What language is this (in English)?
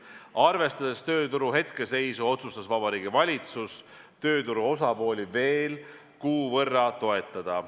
Estonian